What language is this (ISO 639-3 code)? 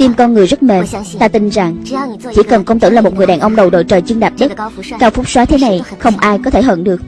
vie